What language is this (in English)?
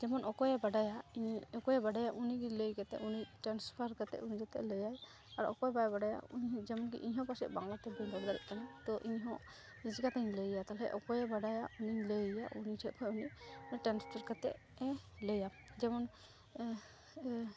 Santali